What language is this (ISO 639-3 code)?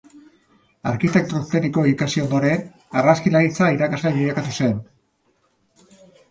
eus